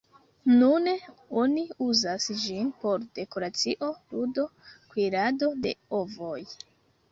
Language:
Esperanto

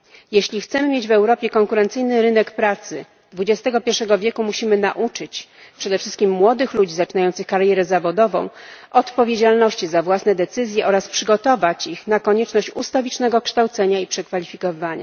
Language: Polish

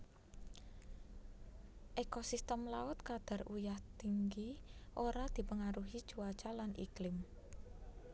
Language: Javanese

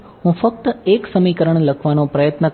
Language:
Gujarati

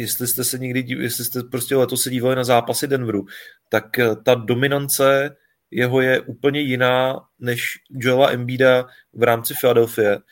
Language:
Czech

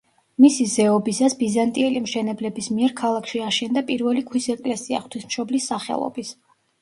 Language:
Georgian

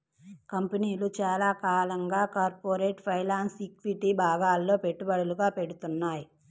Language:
Telugu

